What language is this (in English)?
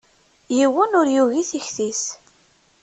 Kabyle